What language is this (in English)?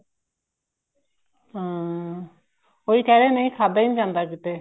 Punjabi